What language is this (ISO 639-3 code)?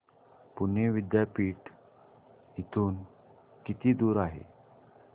mar